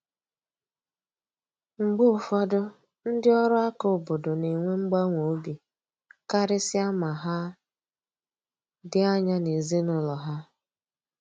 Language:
Igbo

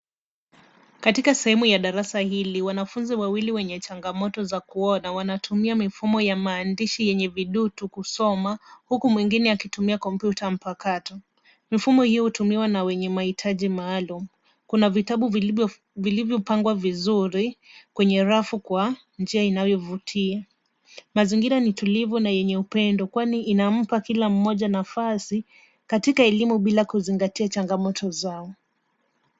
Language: Swahili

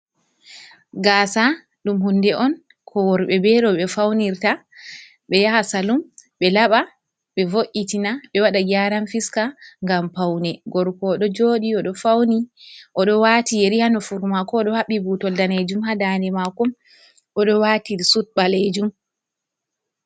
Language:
Fula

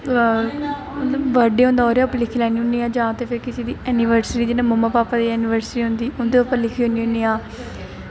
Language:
Dogri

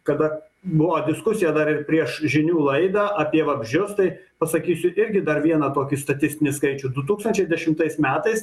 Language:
Lithuanian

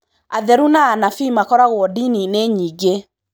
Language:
Kikuyu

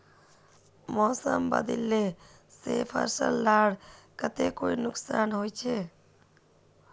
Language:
Magahi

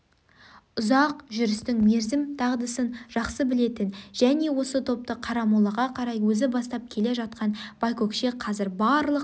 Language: Kazakh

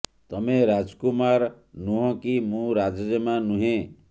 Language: Odia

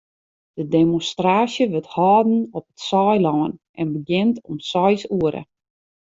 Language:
Western Frisian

